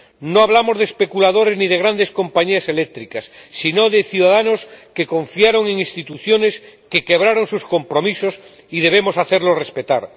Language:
Spanish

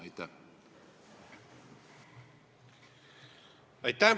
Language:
Estonian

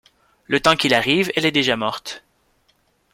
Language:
French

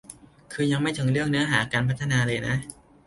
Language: Thai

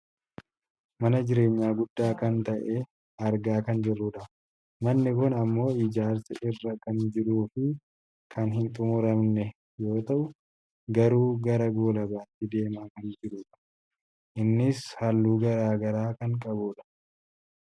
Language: Oromo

